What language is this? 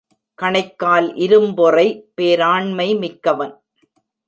Tamil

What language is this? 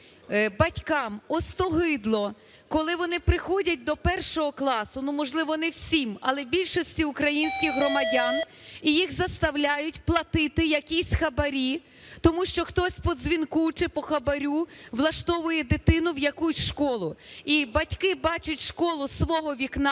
Ukrainian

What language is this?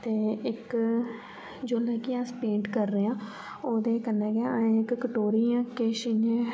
Dogri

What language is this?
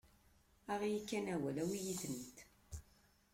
Kabyle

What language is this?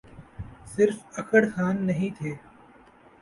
Urdu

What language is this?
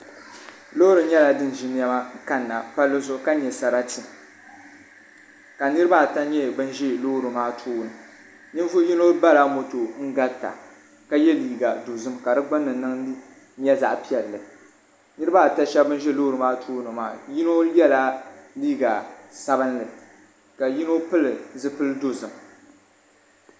Dagbani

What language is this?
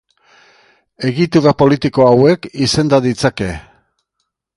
Basque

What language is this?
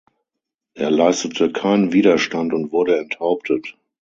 German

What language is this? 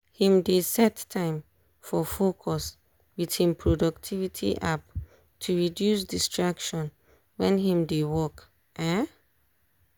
Nigerian Pidgin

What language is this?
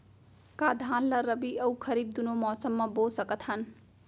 Chhattisgarhi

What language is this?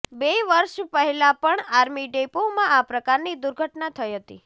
Gujarati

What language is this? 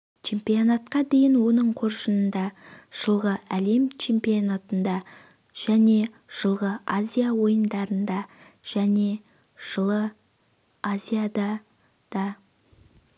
Kazakh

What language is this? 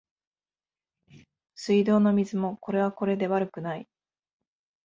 Japanese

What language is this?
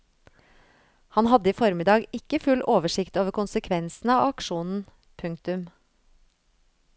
Norwegian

